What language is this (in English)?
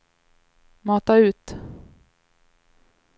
Swedish